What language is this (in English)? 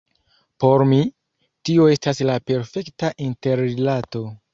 Esperanto